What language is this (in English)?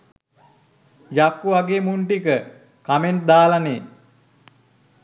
Sinhala